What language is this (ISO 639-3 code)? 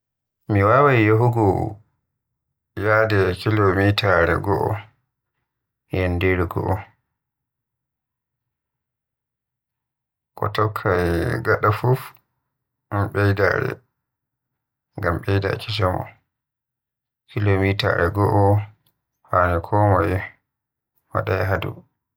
fuh